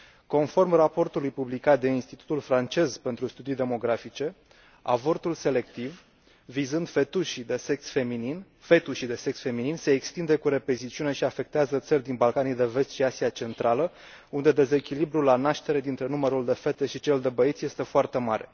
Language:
Romanian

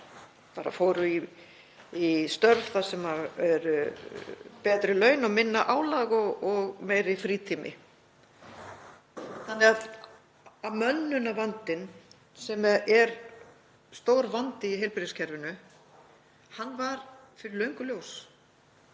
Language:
Icelandic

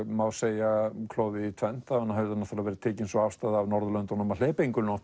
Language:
Icelandic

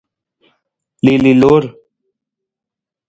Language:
Nawdm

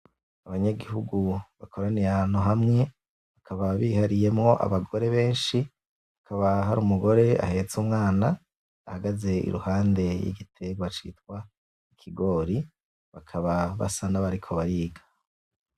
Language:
Rundi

